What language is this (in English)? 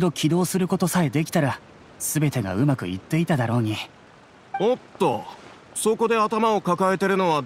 Japanese